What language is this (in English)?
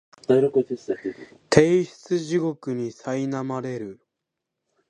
Japanese